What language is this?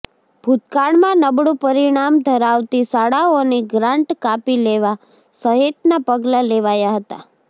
Gujarati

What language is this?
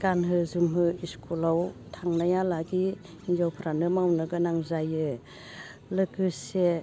Bodo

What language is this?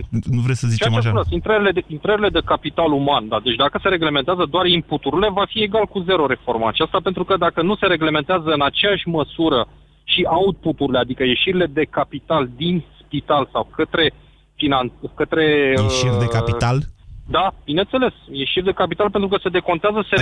Romanian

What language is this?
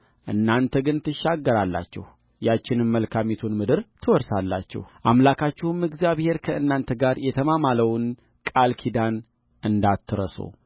Amharic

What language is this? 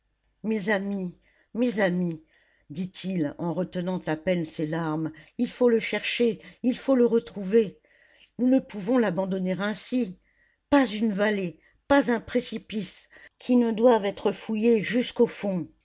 French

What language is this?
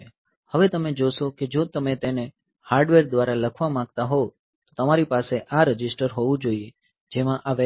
Gujarati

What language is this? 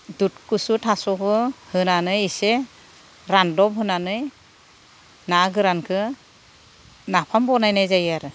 Bodo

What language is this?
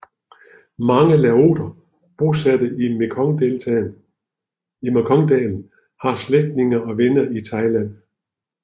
Danish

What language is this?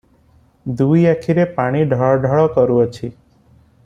Odia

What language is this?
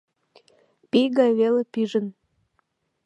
Mari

